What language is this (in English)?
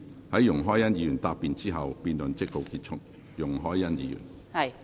Cantonese